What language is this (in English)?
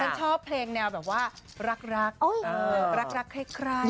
Thai